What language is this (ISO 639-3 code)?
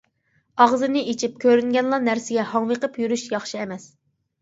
uig